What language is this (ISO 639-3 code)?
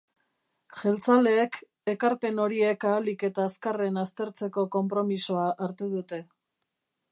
eus